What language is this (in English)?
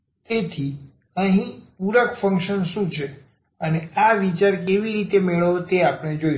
Gujarati